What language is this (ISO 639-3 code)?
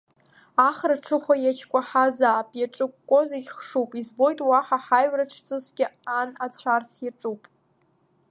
abk